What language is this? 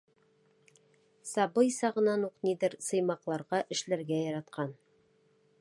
Bashkir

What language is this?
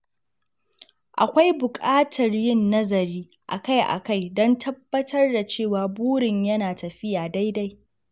Hausa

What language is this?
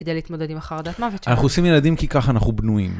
Hebrew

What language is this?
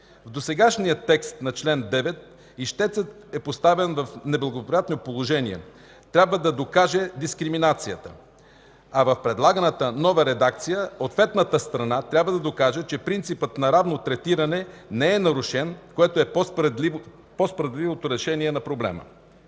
Bulgarian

